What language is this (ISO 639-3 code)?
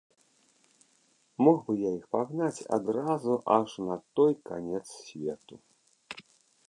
bel